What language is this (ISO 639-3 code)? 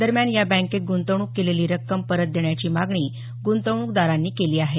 mar